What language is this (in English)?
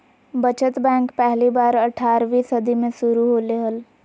Magahi